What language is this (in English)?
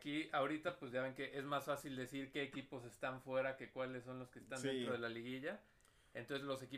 Spanish